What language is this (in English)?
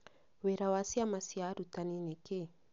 Kikuyu